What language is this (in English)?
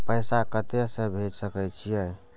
Maithili